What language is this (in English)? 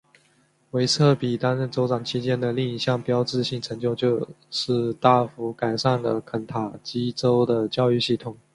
Chinese